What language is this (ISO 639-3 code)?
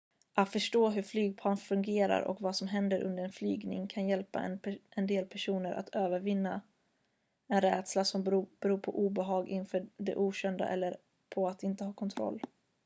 swe